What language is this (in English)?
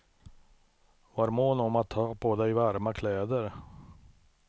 Swedish